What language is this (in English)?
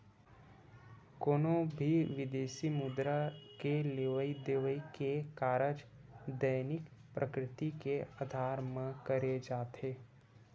Chhattisgarhi